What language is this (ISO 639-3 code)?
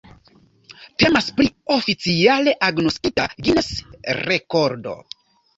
epo